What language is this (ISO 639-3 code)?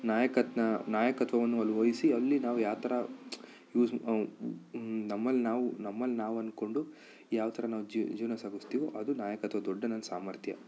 kan